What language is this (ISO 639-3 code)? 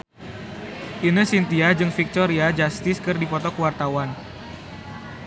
sun